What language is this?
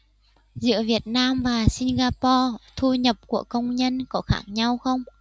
Vietnamese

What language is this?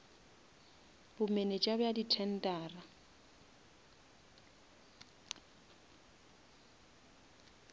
Northern Sotho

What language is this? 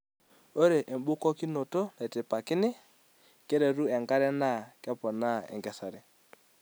Masai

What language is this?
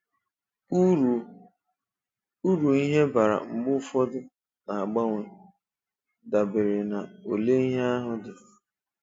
Igbo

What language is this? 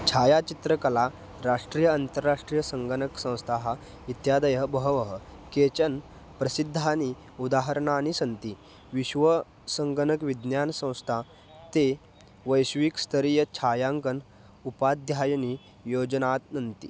Sanskrit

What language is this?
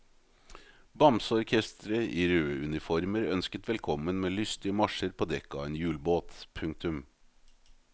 Norwegian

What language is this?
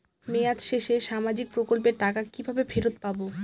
Bangla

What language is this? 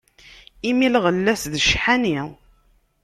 Kabyle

